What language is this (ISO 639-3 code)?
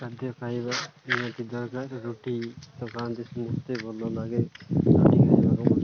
ori